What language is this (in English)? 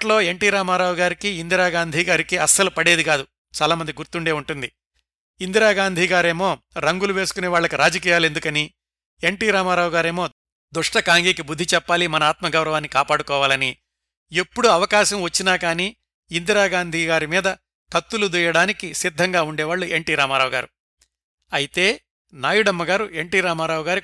Telugu